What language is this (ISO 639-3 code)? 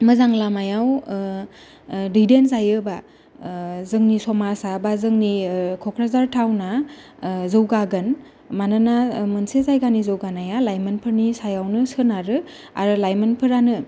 brx